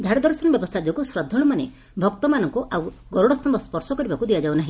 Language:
Odia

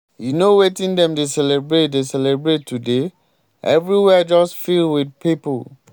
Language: Nigerian Pidgin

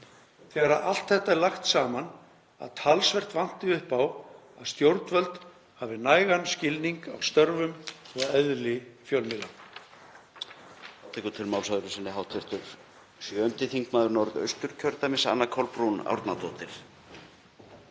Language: Icelandic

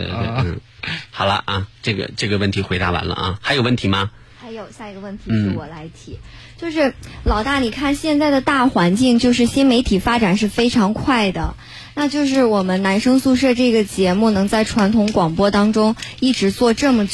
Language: Chinese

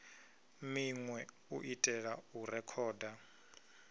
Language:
Venda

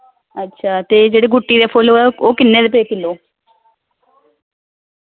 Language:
Dogri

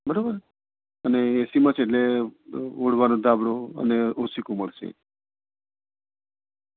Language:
Gujarati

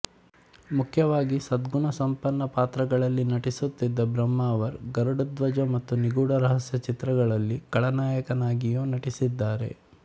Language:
Kannada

